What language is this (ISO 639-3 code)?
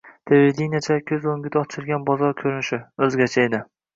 uzb